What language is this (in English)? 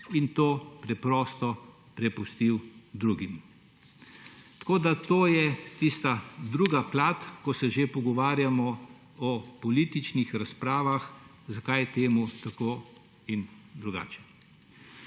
Slovenian